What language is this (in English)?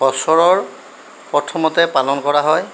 Assamese